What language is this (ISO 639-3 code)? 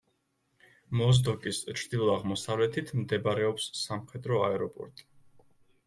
kat